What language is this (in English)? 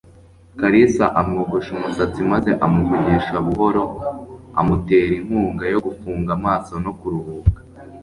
Kinyarwanda